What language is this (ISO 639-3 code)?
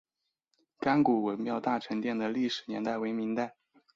zho